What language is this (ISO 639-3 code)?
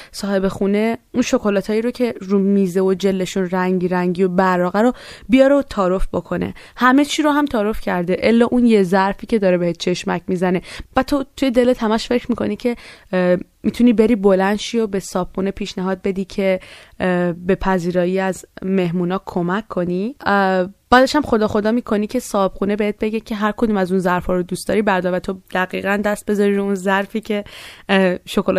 fas